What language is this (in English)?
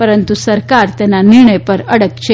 Gujarati